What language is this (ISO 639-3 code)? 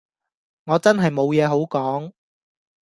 yue